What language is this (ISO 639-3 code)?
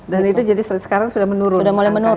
ind